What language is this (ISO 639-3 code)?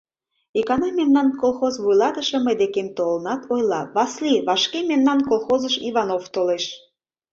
chm